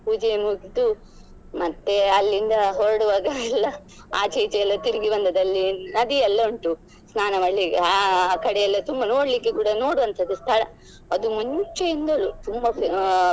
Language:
Kannada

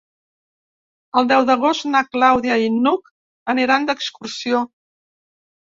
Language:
Catalan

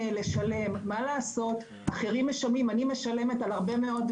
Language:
Hebrew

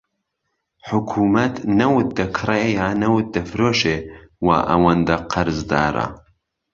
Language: Central Kurdish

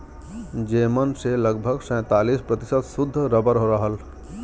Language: Bhojpuri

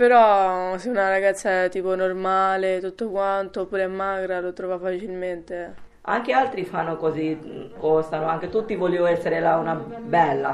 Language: Italian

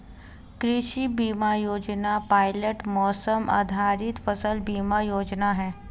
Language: Hindi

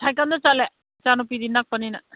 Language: Manipuri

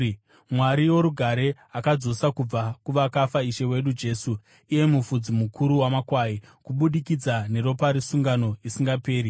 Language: Shona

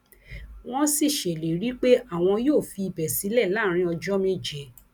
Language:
Yoruba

